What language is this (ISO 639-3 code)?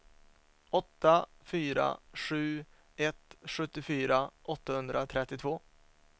swe